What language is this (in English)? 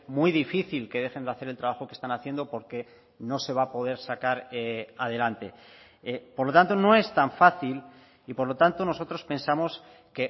Spanish